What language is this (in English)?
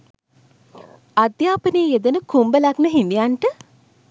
Sinhala